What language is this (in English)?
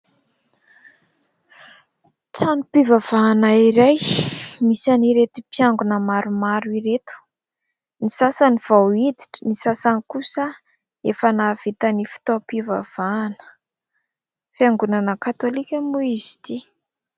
Malagasy